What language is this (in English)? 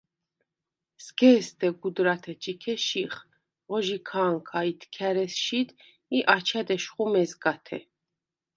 Svan